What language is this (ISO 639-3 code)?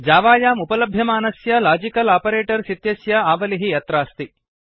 san